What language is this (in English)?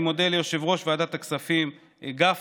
Hebrew